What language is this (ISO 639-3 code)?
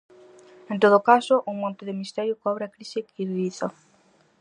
glg